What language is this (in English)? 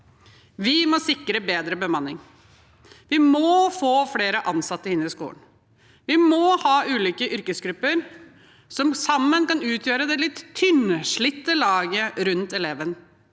Norwegian